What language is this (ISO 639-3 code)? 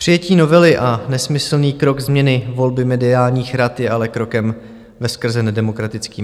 ces